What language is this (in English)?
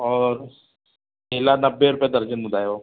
Sindhi